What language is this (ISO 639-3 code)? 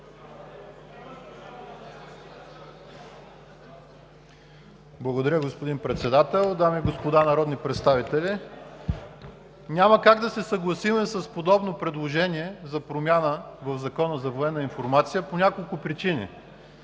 bul